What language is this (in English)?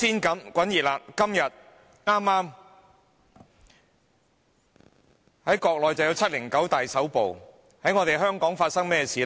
Cantonese